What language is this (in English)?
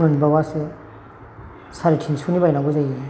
Bodo